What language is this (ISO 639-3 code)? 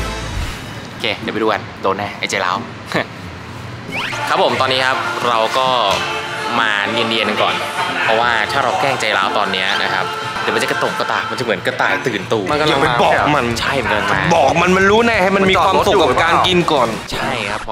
tha